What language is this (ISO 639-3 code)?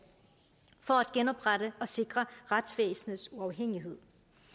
dan